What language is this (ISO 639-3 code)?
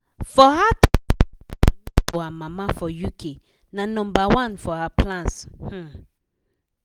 pcm